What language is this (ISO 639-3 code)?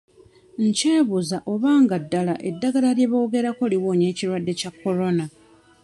lug